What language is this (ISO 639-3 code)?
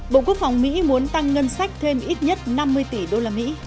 vie